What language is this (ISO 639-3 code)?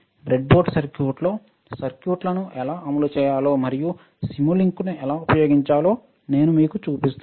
tel